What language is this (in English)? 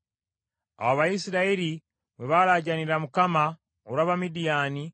Ganda